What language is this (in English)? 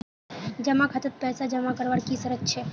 Magahi